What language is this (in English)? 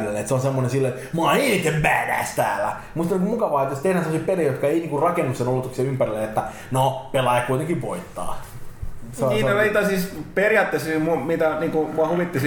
Finnish